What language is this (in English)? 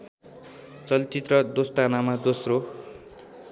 Nepali